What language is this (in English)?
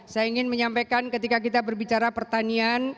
Indonesian